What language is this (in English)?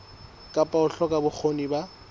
Southern Sotho